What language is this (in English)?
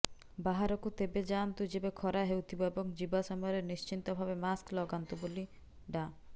Odia